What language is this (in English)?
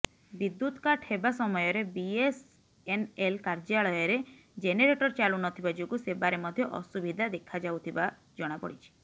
Odia